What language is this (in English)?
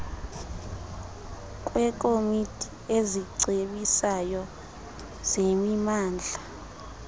Xhosa